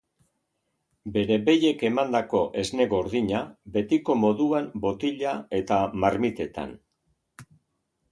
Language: Basque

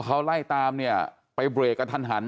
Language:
Thai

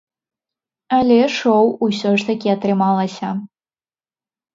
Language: Belarusian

